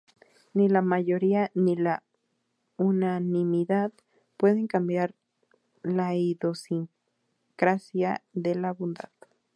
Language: Spanish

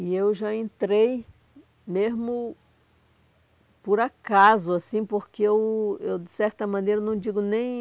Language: Portuguese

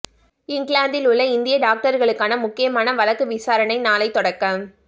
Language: Tamil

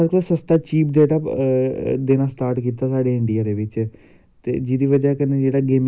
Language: Dogri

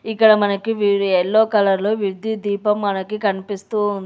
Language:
Telugu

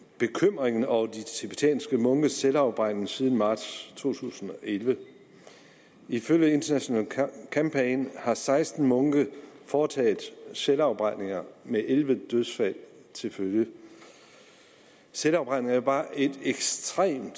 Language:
Danish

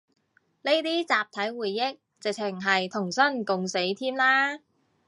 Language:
Cantonese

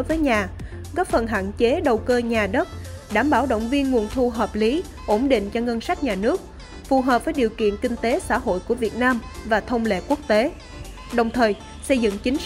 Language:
Vietnamese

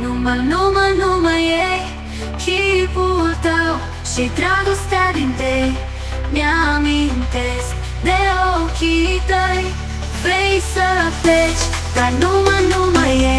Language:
Romanian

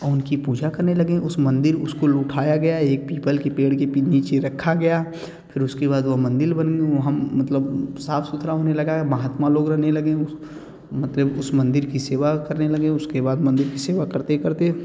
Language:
Hindi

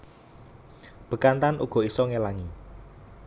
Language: Javanese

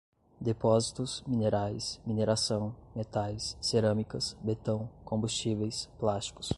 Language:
Portuguese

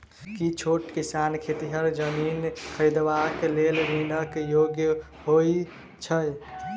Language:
Maithili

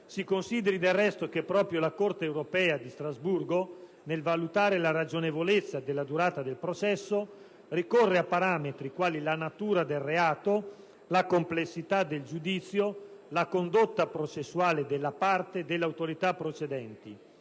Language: Italian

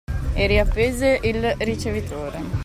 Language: Italian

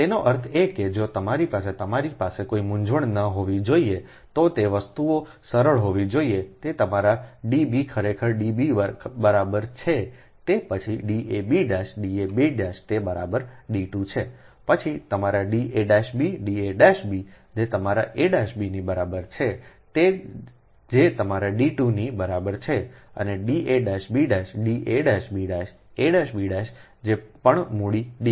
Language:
Gujarati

